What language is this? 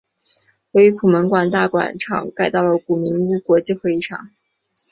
Chinese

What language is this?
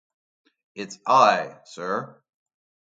English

